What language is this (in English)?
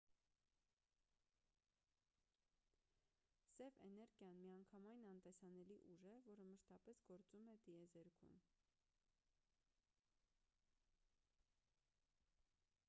Armenian